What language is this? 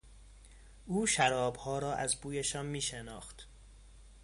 Persian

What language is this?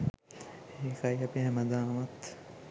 Sinhala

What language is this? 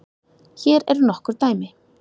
Icelandic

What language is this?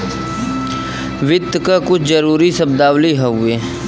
Bhojpuri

